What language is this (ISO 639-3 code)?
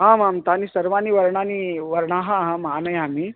san